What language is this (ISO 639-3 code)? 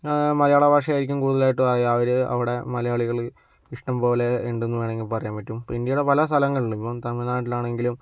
mal